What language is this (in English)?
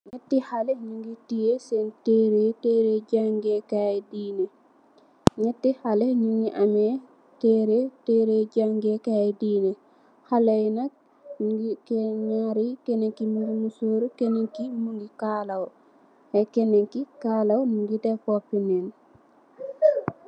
Wolof